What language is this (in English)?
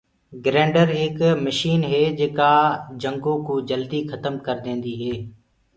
Gurgula